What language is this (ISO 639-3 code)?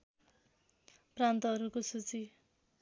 nep